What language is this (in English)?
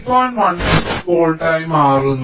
Malayalam